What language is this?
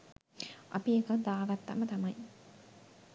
Sinhala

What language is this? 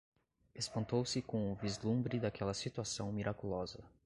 Portuguese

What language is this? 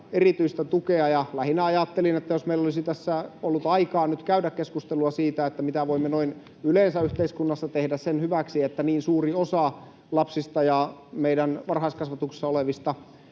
Finnish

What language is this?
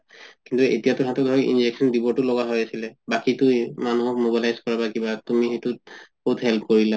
Assamese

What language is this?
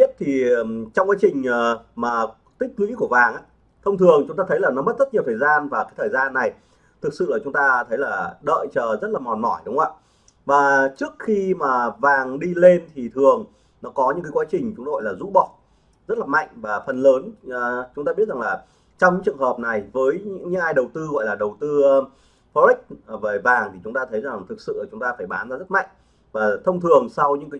Vietnamese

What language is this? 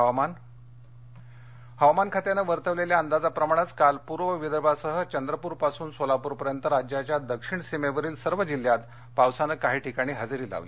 Marathi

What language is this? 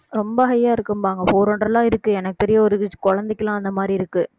Tamil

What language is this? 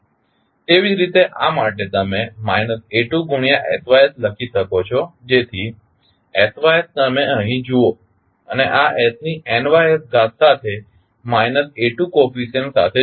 Gujarati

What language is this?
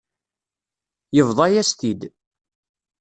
Kabyle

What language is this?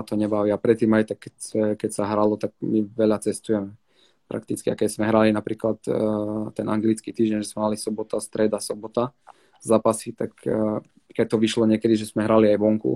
Slovak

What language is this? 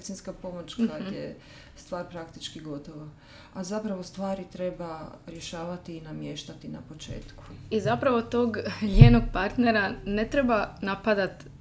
Croatian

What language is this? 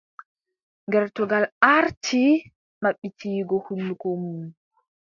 Adamawa Fulfulde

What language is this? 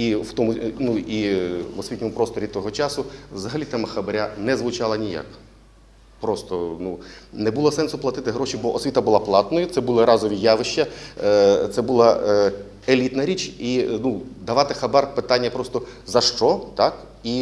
Russian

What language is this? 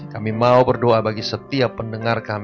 Indonesian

